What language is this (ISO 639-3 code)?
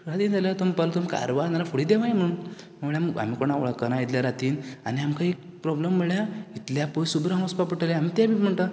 kok